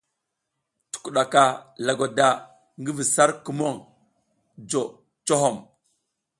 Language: South Giziga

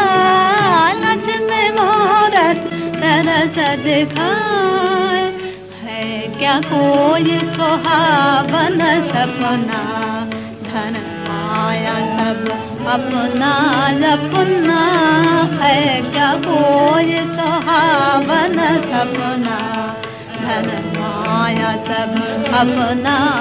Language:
Hindi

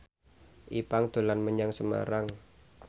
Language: Javanese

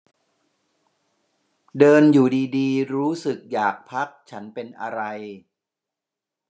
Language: Thai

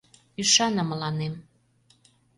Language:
Mari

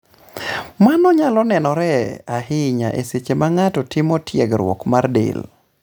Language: Luo (Kenya and Tanzania)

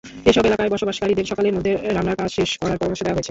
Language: Bangla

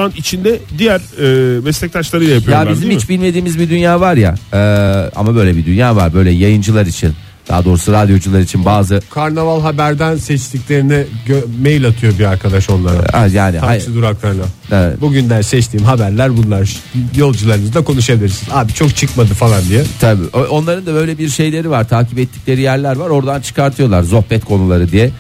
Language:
Turkish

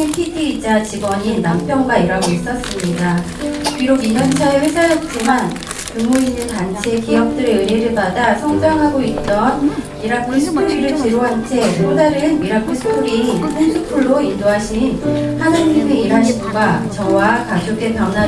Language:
Korean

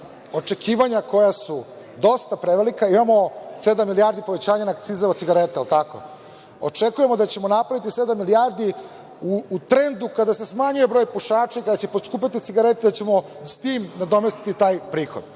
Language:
Serbian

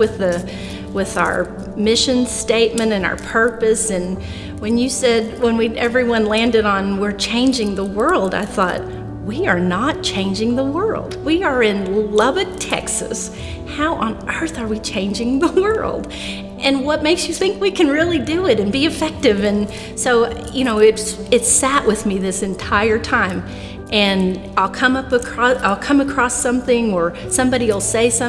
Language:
English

